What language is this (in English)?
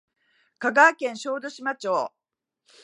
Japanese